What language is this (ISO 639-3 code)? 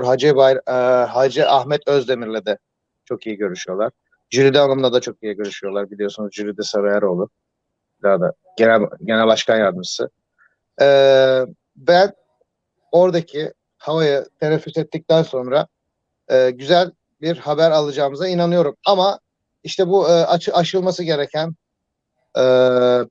tur